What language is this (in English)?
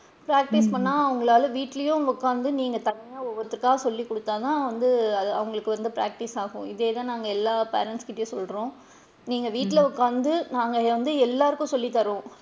Tamil